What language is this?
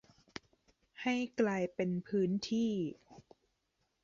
Thai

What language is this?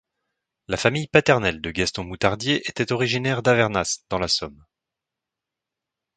French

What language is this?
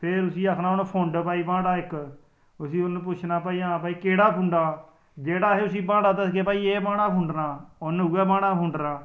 Dogri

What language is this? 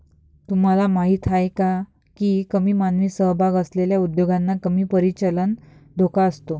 Marathi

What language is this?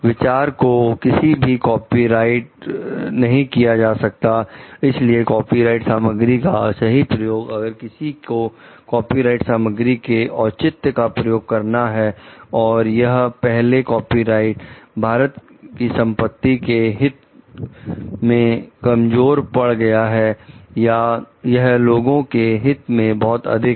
Hindi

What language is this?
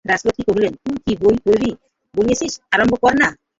Bangla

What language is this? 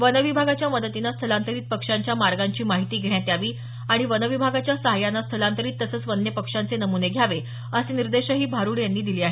Marathi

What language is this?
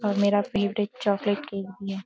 Hindi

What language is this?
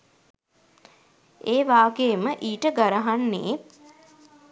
Sinhala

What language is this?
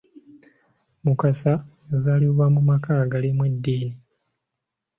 Ganda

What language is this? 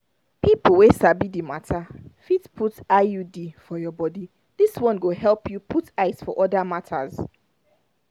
Nigerian Pidgin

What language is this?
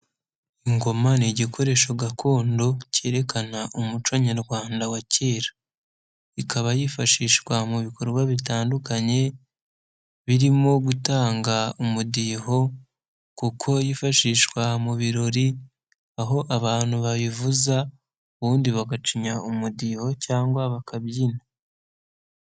Kinyarwanda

